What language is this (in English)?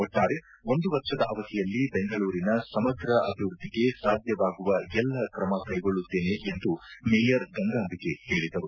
Kannada